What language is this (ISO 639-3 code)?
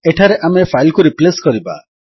ori